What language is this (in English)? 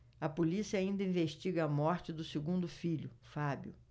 Portuguese